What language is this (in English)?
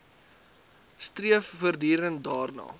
Afrikaans